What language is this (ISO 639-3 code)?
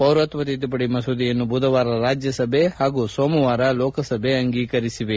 kan